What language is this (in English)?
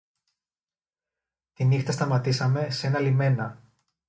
Greek